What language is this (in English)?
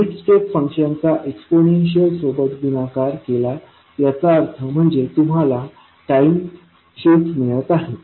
Marathi